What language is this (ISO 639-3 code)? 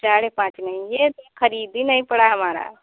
hin